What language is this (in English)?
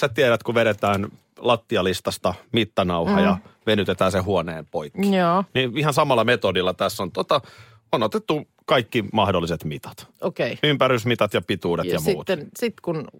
Finnish